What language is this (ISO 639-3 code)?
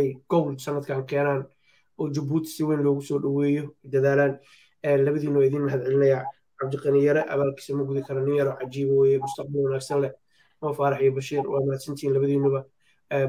ara